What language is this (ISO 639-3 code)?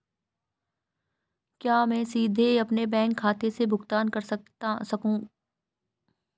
hin